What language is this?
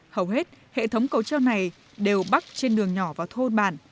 Vietnamese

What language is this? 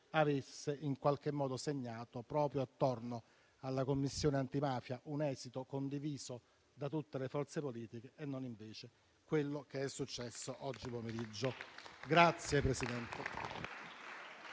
Italian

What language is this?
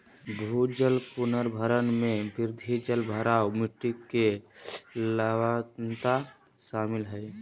Magahi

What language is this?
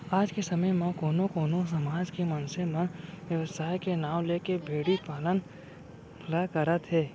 Chhattisgarhi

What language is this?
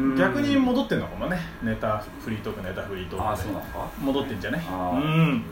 Japanese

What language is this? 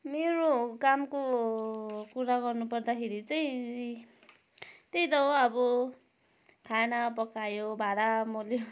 Nepali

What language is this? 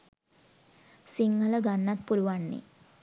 Sinhala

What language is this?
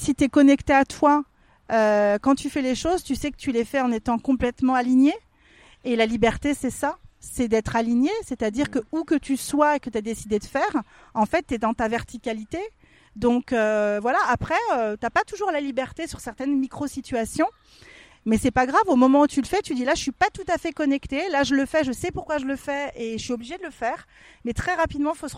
French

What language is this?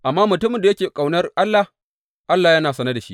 Hausa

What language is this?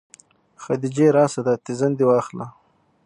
Pashto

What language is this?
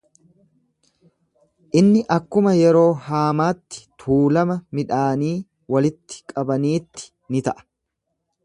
Oromo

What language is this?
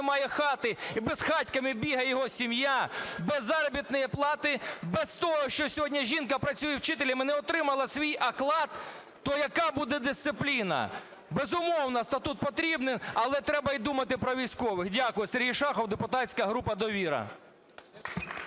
Ukrainian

